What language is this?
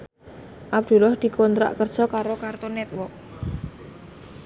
Javanese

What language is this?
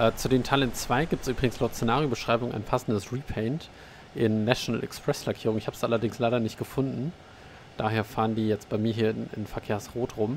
German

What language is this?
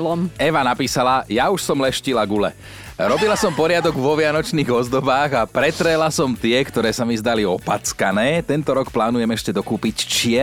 Slovak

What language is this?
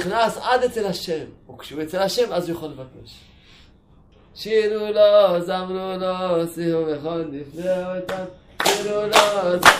Hebrew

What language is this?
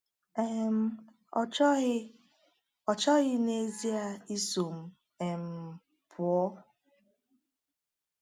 Igbo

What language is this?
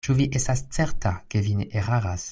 Esperanto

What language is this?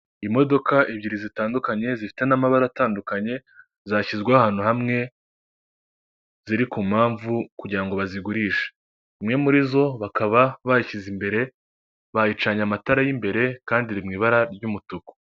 Kinyarwanda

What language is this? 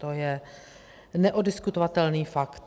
Czech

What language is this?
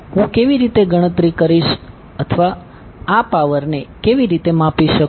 Gujarati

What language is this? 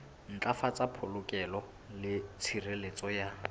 Southern Sotho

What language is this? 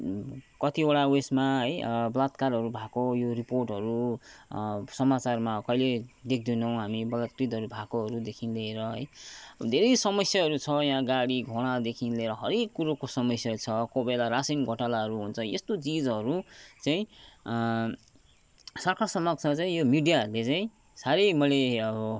Nepali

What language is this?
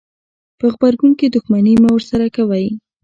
Pashto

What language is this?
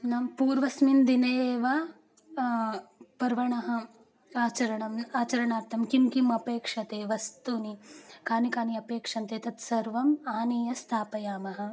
Sanskrit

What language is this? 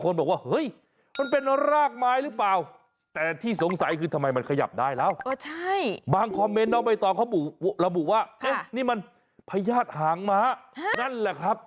Thai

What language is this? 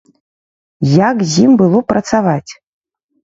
Belarusian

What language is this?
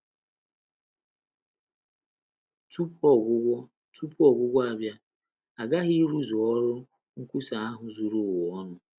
Igbo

